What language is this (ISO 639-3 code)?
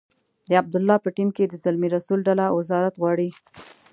pus